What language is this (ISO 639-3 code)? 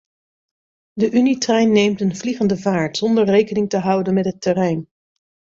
nld